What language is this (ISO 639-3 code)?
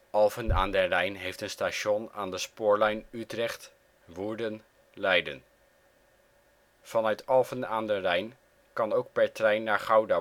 nld